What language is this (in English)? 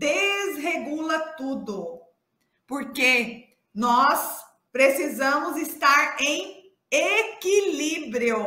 Portuguese